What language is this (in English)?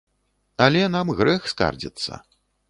Belarusian